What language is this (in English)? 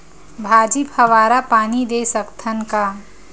Chhattisgarhi